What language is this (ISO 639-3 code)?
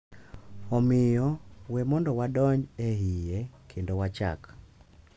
luo